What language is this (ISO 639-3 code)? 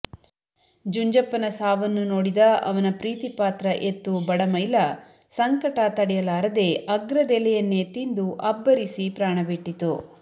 kan